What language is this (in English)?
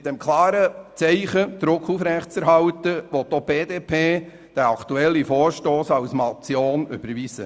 Swiss German